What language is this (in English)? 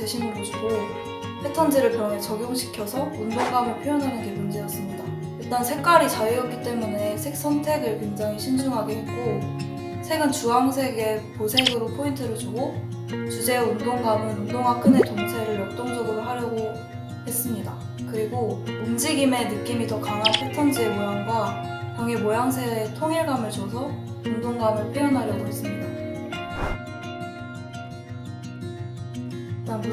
Korean